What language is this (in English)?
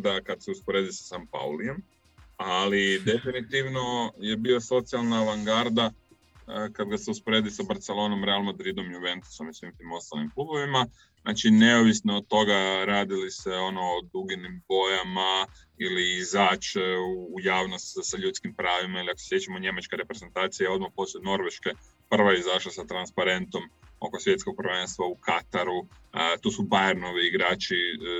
Croatian